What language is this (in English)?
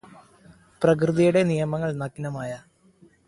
Malayalam